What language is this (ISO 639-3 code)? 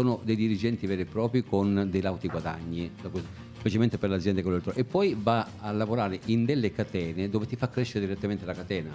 ita